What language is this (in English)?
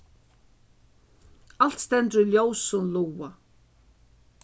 Faroese